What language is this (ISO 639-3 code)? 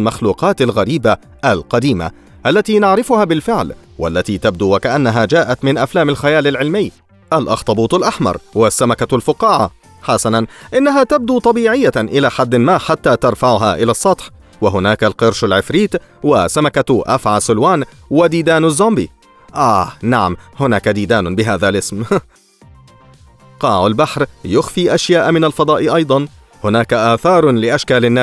ara